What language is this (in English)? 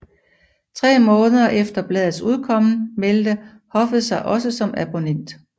Danish